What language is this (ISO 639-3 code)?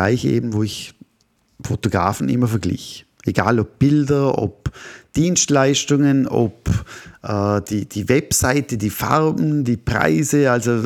deu